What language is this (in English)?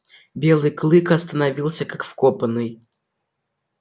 Russian